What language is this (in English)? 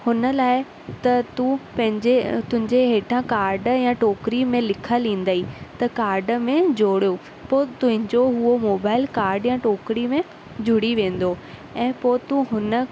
Sindhi